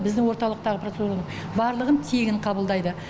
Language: Kazakh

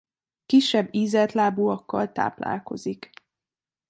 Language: Hungarian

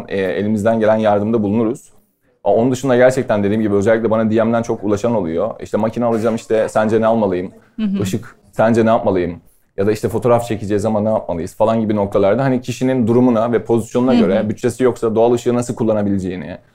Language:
Turkish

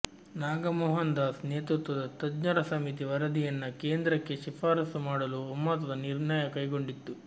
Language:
Kannada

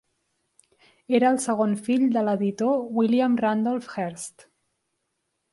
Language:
Catalan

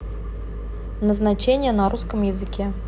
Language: Russian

